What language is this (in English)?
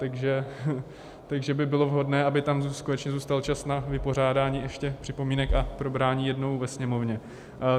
Czech